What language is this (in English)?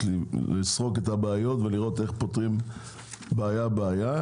Hebrew